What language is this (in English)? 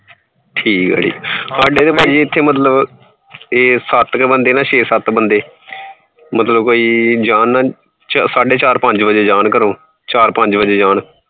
Punjabi